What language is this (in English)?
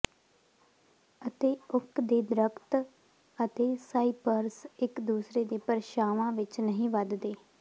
Punjabi